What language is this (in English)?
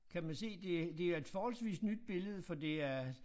Danish